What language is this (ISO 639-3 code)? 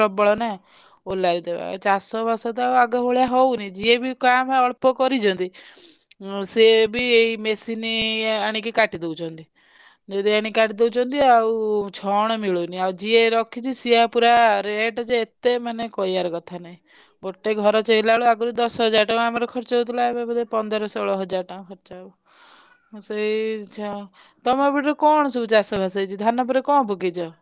ori